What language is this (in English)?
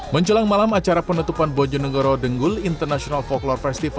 Indonesian